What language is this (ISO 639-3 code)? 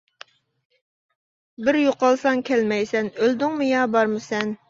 uig